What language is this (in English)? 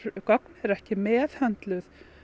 Icelandic